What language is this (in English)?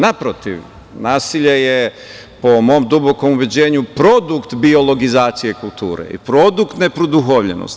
Serbian